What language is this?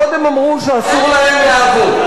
Hebrew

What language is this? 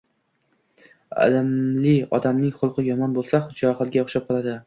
Uzbek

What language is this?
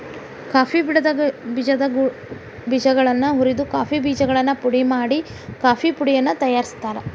Kannada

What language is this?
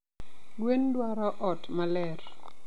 Luo (Kenya and Tanzania)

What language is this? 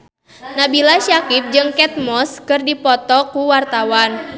Sundanese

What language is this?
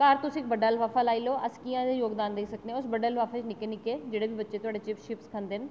Dogri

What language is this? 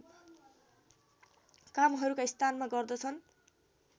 Nepali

